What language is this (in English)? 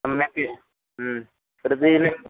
Sanskrit